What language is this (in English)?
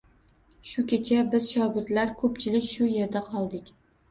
Uzbek